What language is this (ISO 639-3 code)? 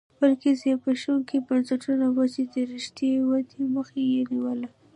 pus